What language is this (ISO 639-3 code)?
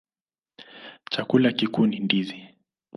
swa